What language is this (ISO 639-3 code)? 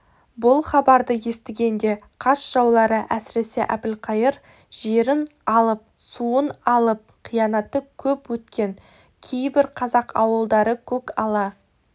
kaz